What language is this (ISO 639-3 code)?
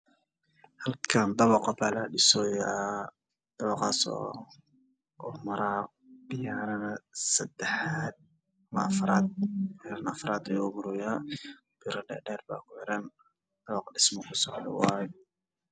som